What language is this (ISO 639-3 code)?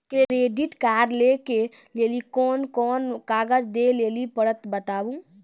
mai